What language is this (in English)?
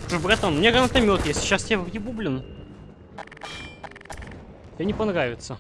Russian